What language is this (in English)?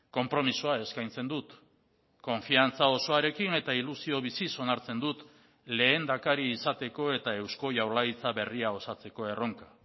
Basque